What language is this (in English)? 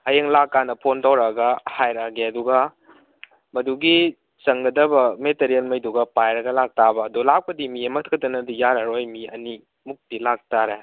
Manipuri